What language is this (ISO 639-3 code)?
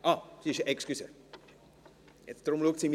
gsw